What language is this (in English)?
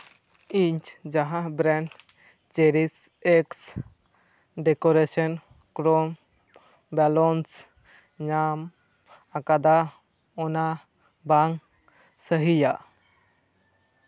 Santali